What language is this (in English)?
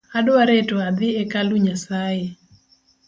Luo (Kenya and Tanzania)